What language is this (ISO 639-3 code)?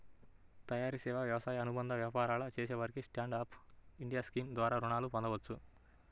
tel